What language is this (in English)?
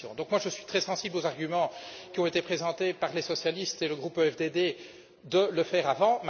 French